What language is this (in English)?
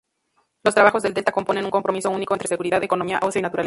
Spanish